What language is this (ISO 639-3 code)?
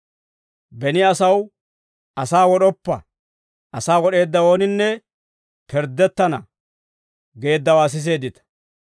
dwr